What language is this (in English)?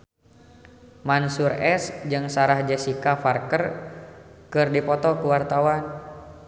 Sundanese